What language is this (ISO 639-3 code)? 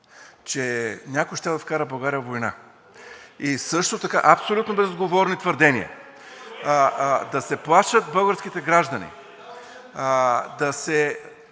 bul